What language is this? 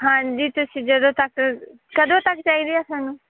Punjabi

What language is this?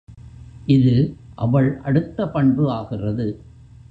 Tamil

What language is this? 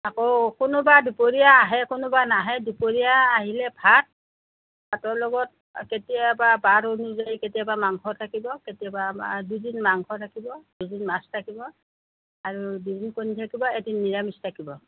Assamese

